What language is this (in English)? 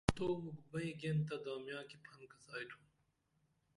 Dameli